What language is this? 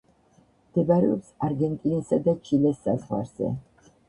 Georgian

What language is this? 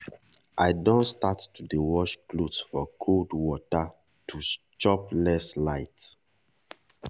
Nigerian Pidgin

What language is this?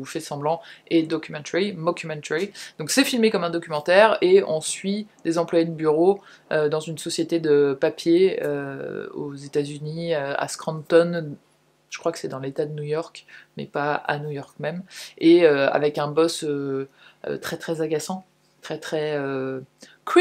French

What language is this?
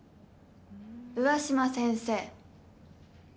Japanese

